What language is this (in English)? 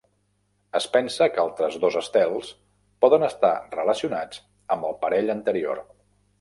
Catalan